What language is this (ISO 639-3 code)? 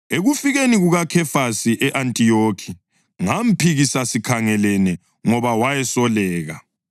nde